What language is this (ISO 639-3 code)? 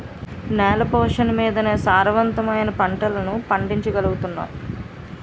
tel